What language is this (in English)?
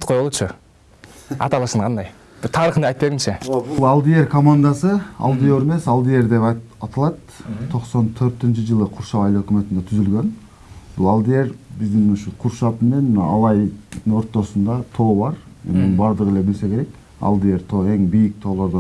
Turkish